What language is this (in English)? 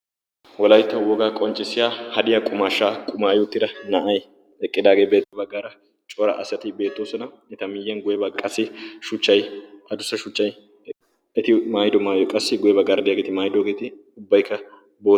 Wolaytta